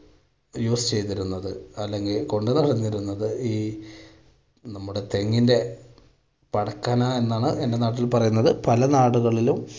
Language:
Malayalam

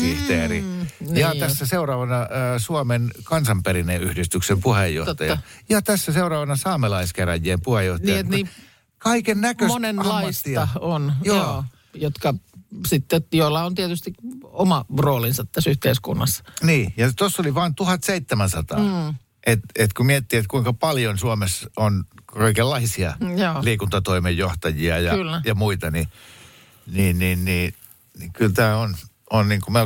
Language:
Finnish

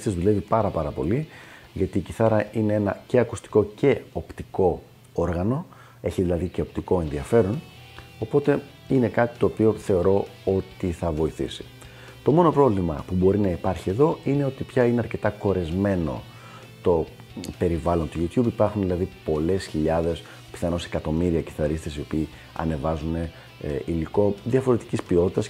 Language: Greek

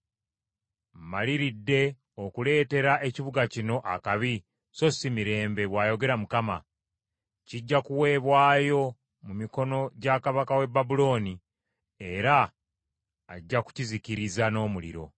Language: Ganda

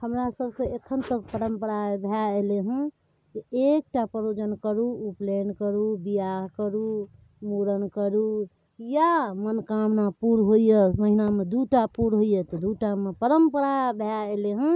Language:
Maithili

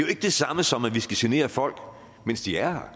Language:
Danish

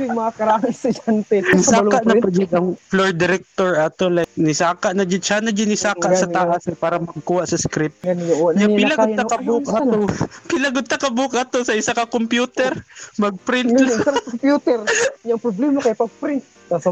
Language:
Filipino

